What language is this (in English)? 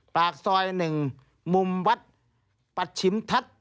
Thai